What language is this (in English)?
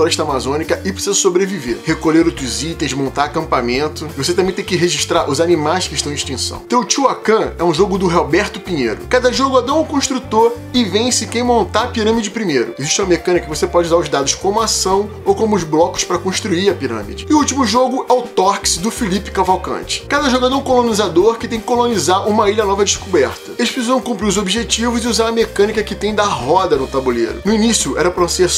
Portuguese